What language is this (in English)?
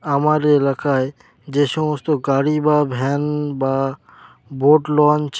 Bangla